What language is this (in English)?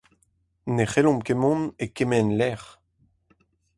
Breton